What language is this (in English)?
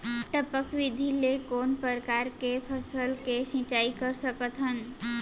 Chhattisgarhi